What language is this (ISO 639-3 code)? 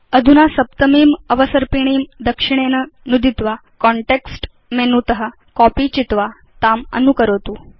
san